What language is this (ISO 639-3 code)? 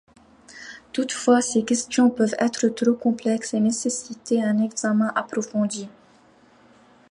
fra